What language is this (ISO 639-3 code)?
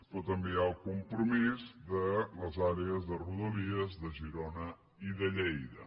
cat